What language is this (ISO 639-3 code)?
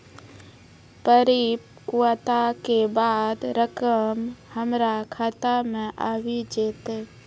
mai